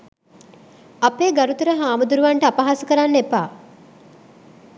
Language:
Sinhala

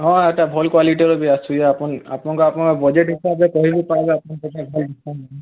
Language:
Odia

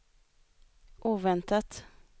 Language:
Swedish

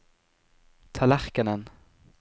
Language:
Norwegian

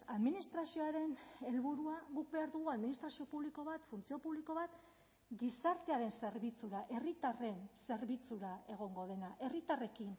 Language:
Basque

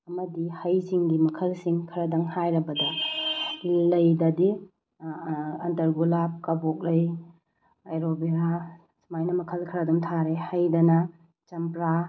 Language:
Manipuri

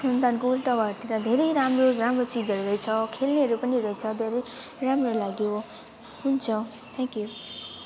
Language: Nepali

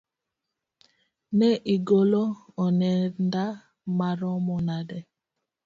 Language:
Luo (Kenya and Tanzania)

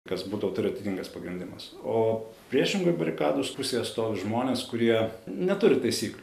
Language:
Lithuanian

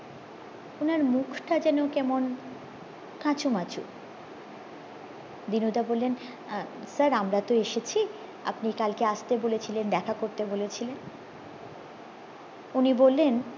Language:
Bangla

